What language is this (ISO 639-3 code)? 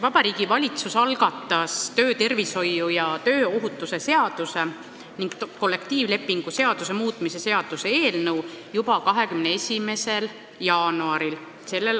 est